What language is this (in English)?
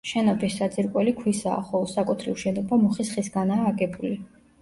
Georgian